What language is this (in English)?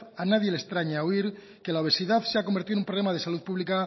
Spanish